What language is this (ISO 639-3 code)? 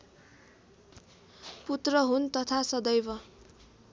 nep